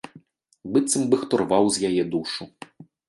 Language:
Belarusian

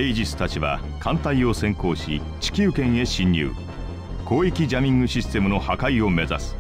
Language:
Japanese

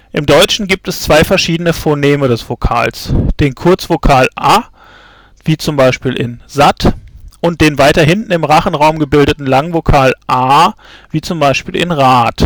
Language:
German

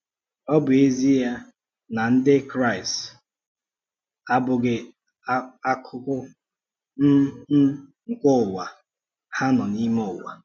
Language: Igbo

